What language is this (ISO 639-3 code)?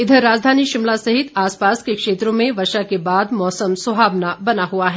hin